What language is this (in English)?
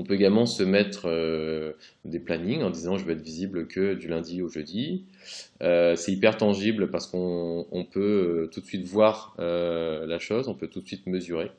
French